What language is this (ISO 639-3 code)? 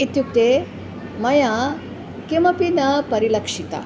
san